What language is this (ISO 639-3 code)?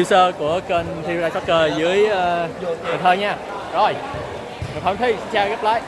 vie